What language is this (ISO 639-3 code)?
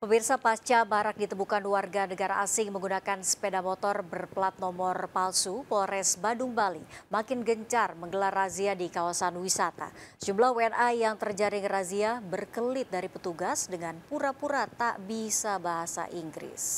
ind